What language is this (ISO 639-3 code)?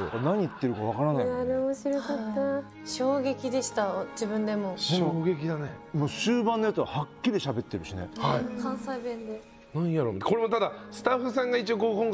jpn